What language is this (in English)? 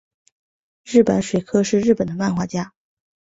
Chinese